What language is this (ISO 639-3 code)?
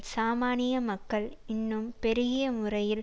tam